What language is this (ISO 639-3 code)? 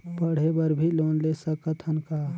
hne